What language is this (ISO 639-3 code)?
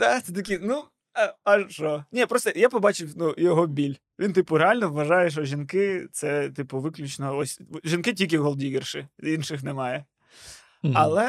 ukr